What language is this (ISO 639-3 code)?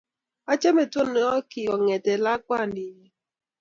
kln